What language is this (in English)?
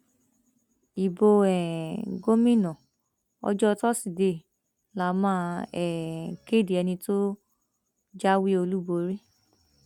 Yoruba